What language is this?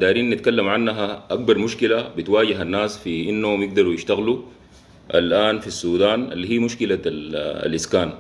Arabic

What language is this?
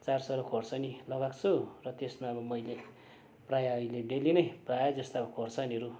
Nepali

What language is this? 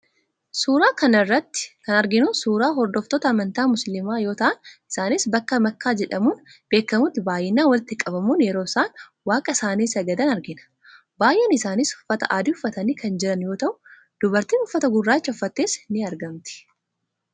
Oromo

